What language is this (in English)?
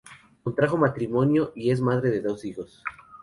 Spanish